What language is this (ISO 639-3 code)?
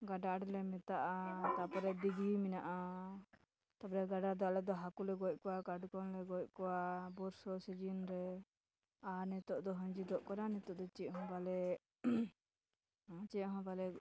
sat